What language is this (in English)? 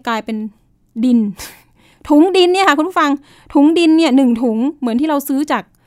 Thai